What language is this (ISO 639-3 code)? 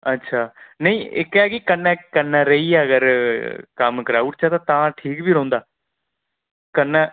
doi